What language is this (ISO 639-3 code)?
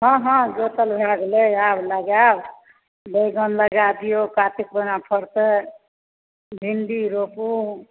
mai